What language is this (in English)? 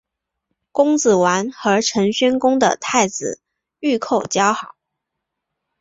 Chinese